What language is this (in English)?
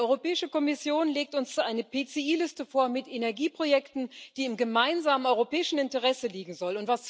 German